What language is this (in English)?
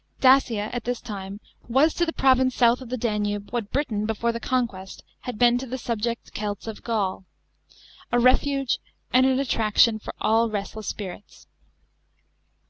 English